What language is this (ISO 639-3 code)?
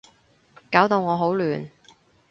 yue